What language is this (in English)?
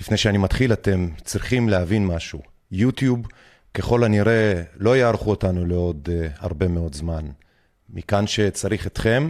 Hebrew